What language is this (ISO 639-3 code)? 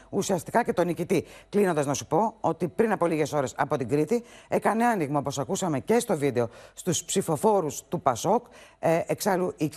ell